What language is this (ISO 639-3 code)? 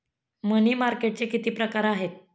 mar